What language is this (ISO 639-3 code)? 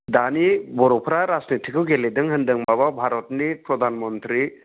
brx